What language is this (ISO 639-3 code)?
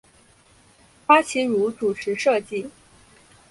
zho